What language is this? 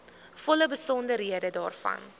Afrikaans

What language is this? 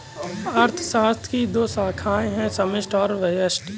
Hindi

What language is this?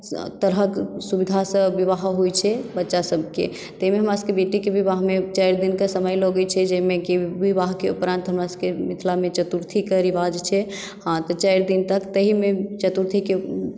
Maithili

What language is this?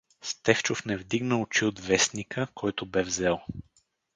Bulgarian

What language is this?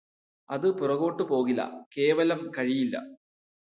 Malayalam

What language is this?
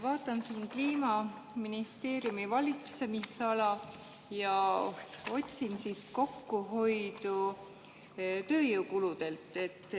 Estonian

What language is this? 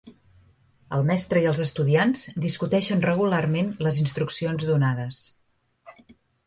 Catalan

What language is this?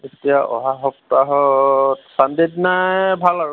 Assamese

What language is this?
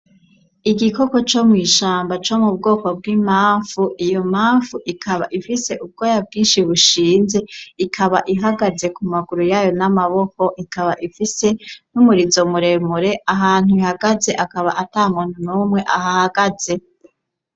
Rundi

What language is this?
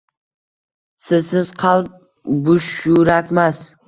Uzbek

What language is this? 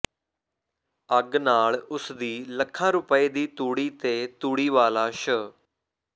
Punjabi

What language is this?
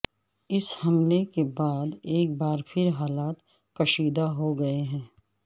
Urdu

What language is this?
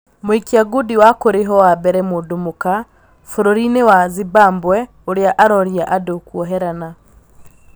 Kikuyu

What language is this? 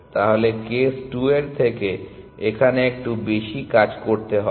Bangla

